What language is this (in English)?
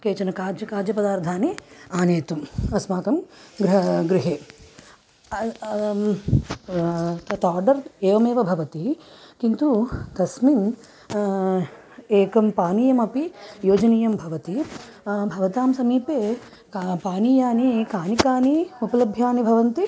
Sanskrit